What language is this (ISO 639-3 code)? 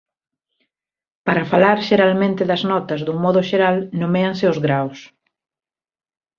glg